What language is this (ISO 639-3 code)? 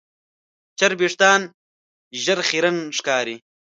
pus